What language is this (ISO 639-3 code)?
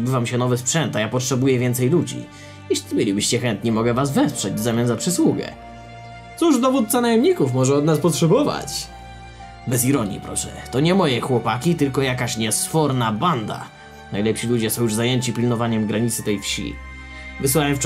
pol